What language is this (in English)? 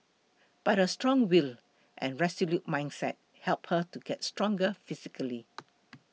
English